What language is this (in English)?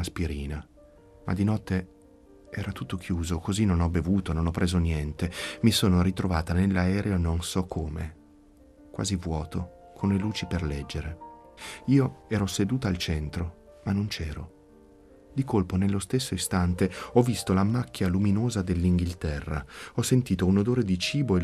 Italian